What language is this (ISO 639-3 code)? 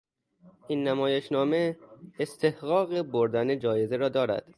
fas